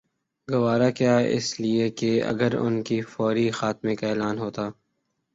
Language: Urdu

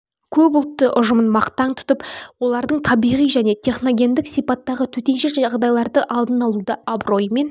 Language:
Kazakh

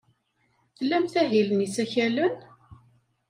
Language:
Kabyle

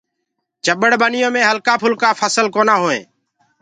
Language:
Gurgula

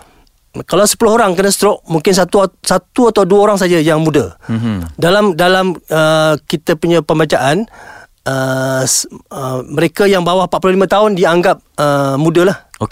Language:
Malay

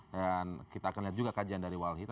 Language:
Indonesian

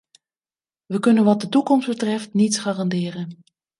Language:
Dutch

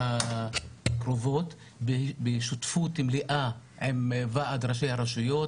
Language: Hebrew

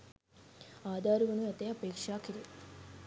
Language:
Sinhala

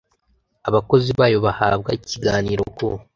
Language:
Kinyarwanda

